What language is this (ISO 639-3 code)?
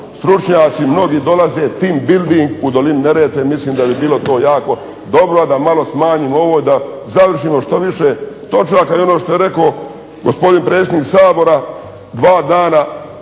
hrv